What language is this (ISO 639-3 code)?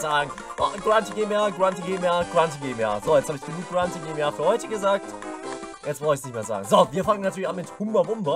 deu